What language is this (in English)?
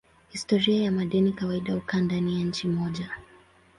Swahili